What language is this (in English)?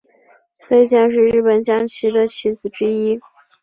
Chinese